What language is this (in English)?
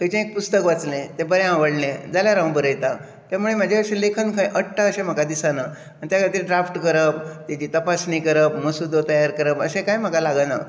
Konkani